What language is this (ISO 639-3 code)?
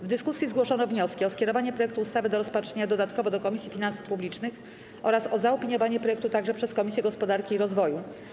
pol